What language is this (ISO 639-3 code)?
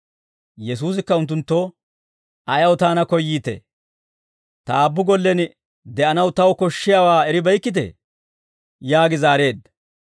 dwr